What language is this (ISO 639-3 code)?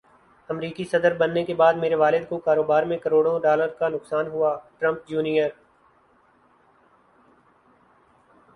urd